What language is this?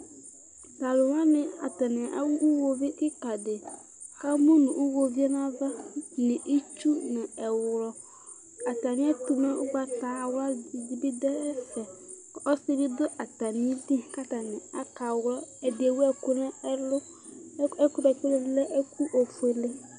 Ikposo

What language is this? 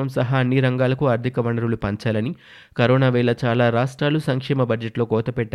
Telugu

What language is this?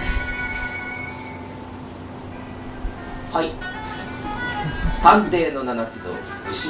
Japanese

